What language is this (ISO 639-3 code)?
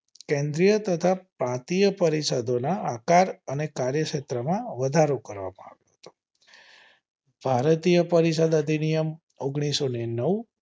guj